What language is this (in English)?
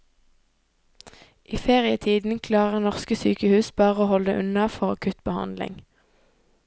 Norwegian